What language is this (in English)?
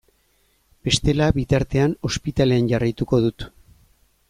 Basque